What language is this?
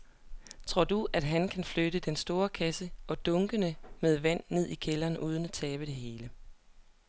Danish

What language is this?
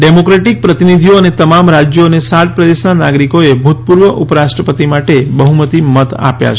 Gujarati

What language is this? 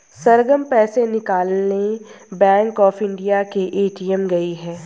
Hindi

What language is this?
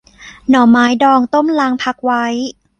Thai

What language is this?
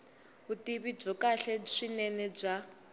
Tsonga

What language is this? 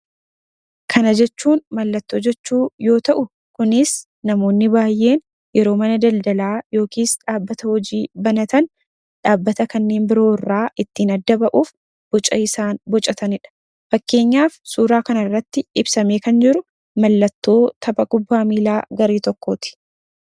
Oromo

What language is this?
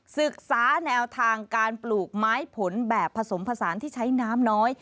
Thai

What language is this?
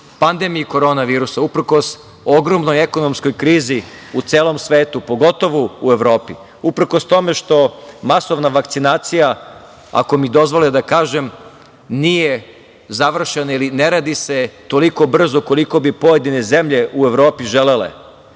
Serbian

